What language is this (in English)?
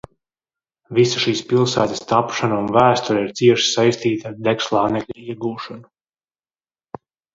Latvian